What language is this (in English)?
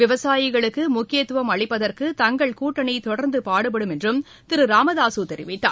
Tamil